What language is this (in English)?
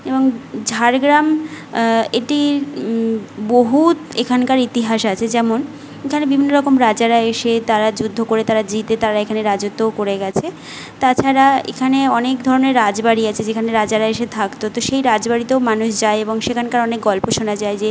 Bangla